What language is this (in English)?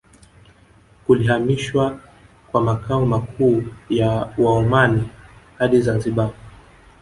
Swahili